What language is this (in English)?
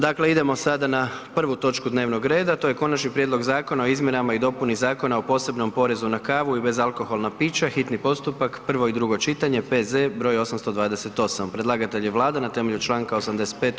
Croatian